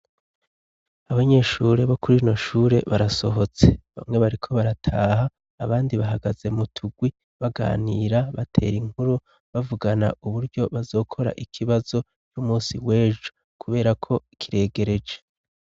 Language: Rundi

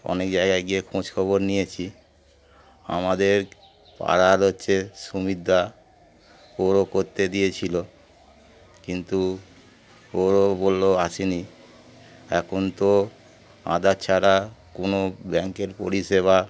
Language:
Bangla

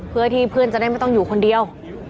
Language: Thai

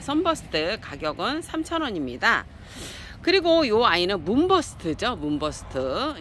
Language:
Korean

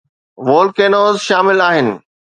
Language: Sindhi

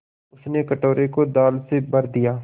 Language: Hindi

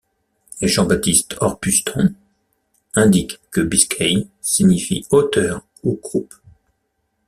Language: French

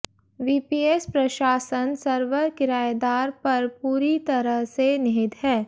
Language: Hindi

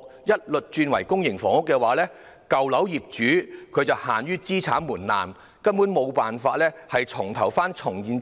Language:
Cantonese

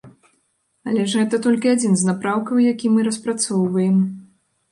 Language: Belarusian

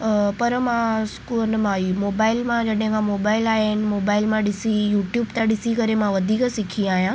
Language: Sindhi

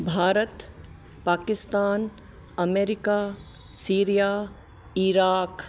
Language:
Sindhi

